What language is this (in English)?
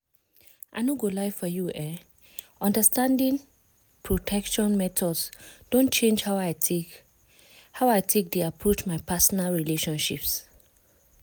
Nigerian Pidgin